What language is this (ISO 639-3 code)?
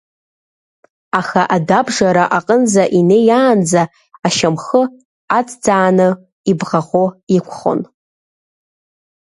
abk